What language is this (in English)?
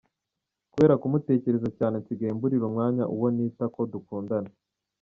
Kinyarwanda